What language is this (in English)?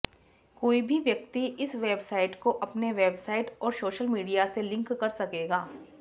Sanskrit